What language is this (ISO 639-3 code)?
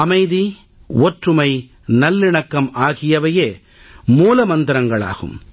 tam